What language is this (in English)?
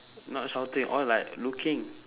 English